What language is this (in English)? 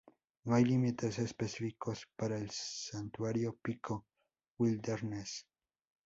Spanish